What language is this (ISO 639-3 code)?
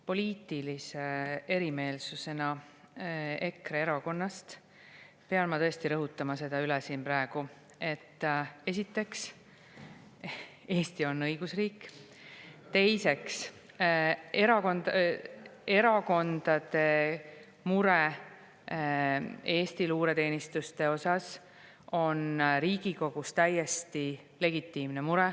est